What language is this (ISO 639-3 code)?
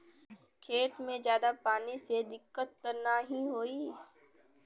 bho